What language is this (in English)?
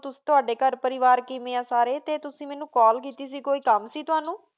Punjabi